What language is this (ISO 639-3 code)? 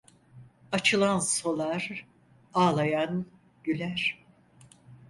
tur